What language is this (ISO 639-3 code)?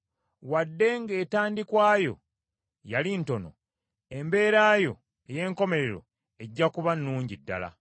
lug